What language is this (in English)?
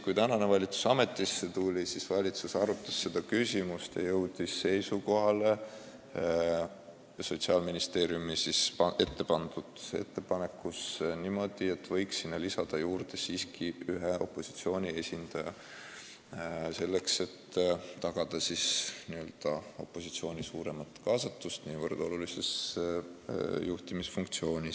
Estonian